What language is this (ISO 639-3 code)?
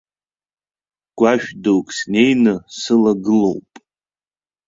abk